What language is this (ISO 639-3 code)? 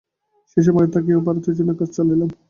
ben